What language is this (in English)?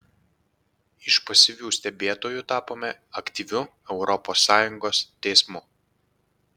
Lithuanian